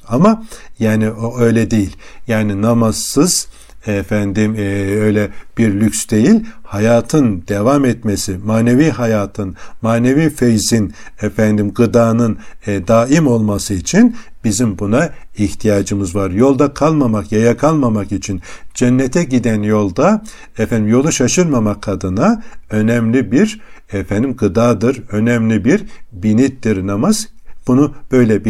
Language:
Turkish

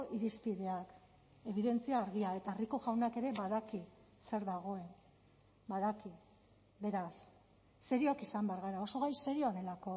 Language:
Basque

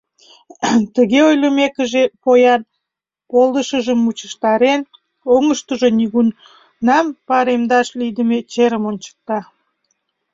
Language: Mari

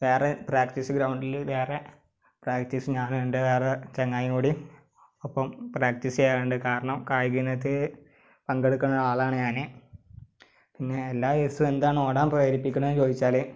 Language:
Malayalam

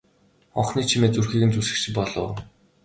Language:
Mongolian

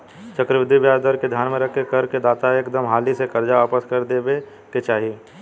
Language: Bhojpuri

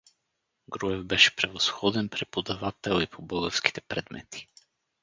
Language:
Bulgarian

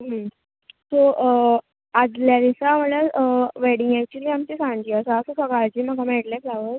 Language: Konkani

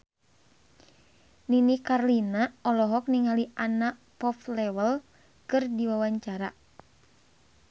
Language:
Sundanese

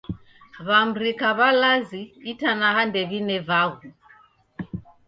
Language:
Taita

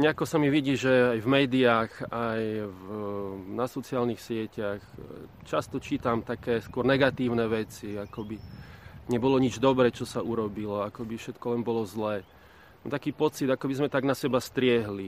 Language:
Slovak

